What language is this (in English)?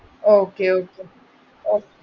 Malayalam